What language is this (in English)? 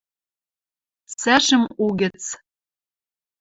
Western Mari